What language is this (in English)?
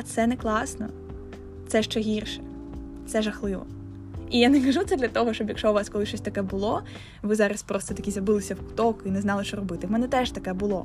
Ukrainian